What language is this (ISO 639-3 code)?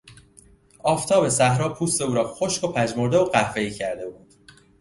fas